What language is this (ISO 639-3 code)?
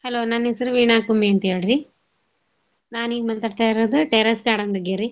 kan